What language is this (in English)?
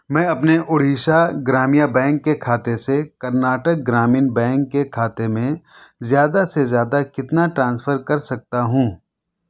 Urdu